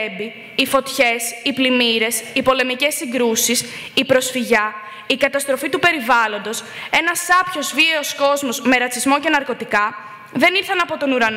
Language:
Greek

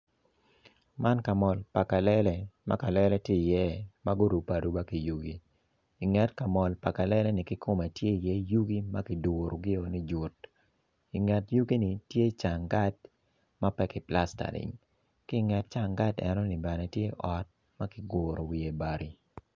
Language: Acoli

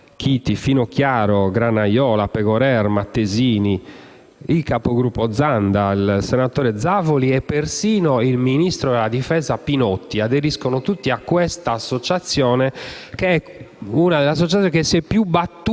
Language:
Italian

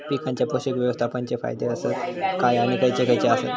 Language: Marathi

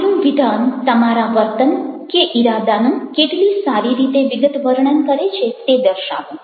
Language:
Gujarati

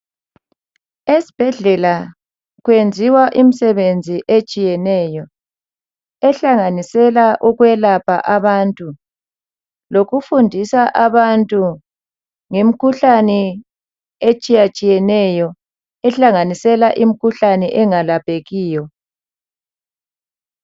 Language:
North Ndebele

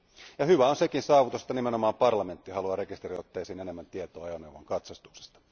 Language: Finnish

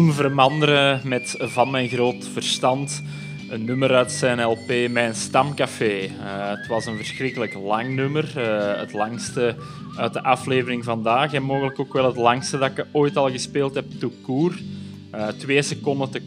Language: Dutch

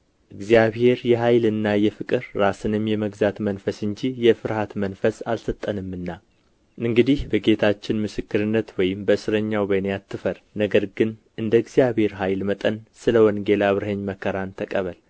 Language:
Amharic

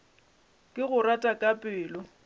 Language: Northern Sotho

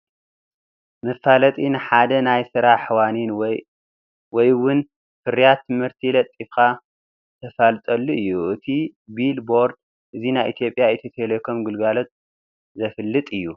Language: Tigrinya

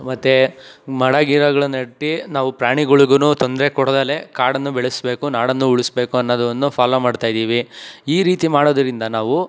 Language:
Kannada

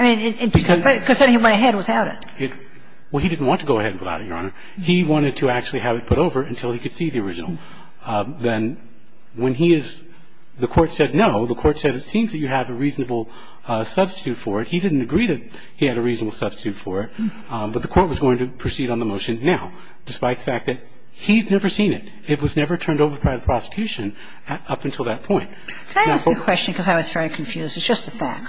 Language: English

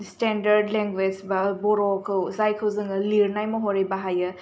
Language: Bodo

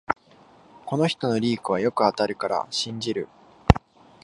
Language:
Japanese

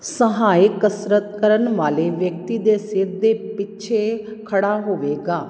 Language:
Punjabi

